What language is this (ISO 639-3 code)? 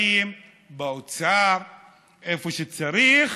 heb